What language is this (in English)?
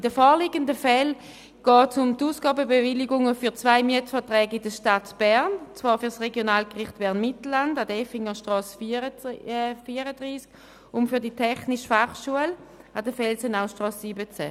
Swiss German